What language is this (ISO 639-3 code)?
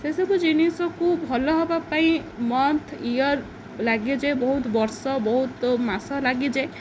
ori